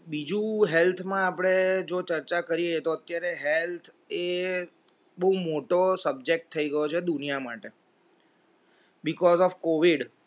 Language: Gujarati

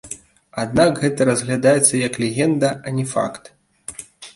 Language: Belarusian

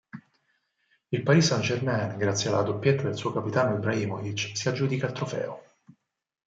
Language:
Italian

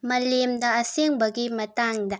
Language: Manipuri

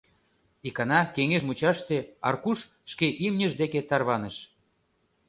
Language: Mari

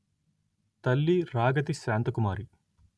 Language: Telugu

